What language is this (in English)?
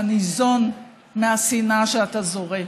Hebrew